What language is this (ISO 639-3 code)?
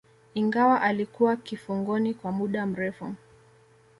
swa